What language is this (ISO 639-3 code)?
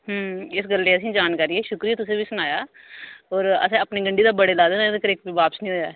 doi